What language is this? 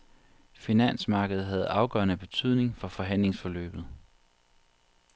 Danish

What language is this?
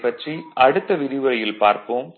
Tamil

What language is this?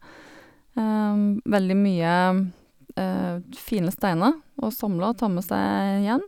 Norwegian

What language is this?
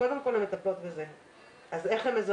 Hebrew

